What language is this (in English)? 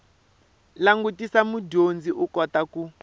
Tsonga